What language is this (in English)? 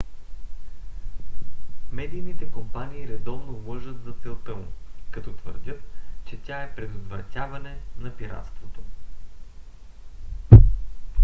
Bulgarian